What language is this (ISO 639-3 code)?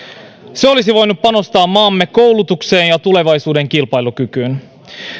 fin